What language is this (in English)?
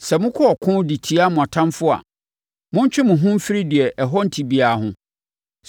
Akan